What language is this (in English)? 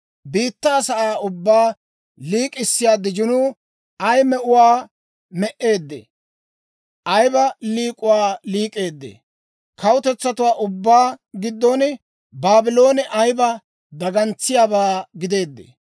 Dawro